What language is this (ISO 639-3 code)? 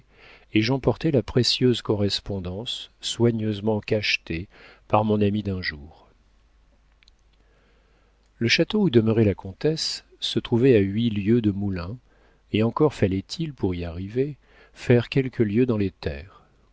fra